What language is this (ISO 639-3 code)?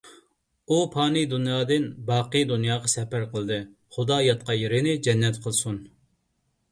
uig